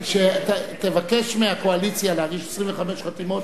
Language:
Hebrew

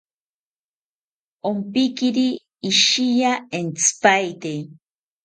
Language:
South Ucayali Ashéninka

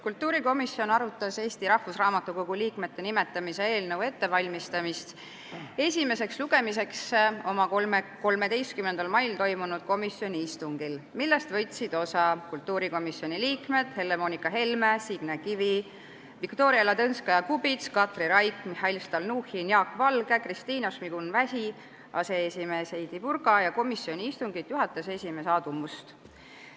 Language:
Estonian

